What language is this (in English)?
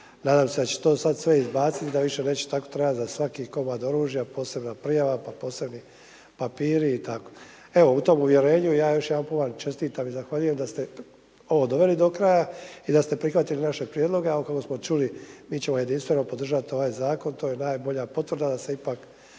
Croatian